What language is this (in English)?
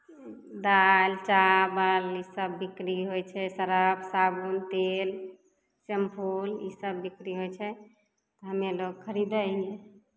Maithili